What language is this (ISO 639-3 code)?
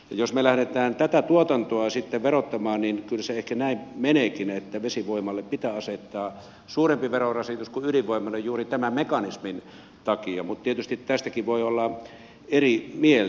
fin